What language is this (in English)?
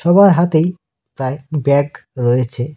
Bangla